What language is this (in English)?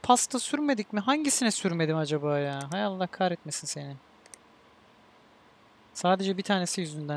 Turkish